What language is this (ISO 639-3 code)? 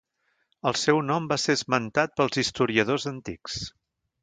cat